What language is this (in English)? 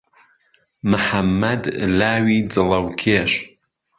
Central Kurdish